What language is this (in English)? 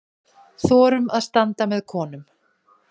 Icelandic